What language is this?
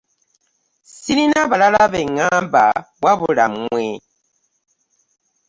Ganda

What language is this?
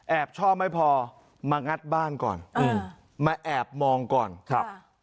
Thai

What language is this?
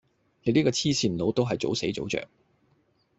Cantonese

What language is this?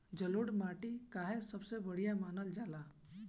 Bhojpuri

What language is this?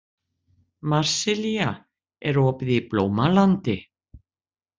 Icelandic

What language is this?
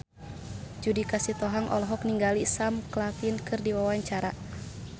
Sundanese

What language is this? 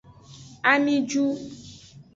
Aja (Benin)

